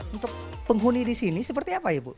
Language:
Indonesian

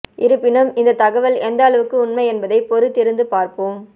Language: Tamil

